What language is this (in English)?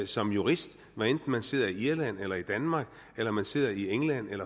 Danish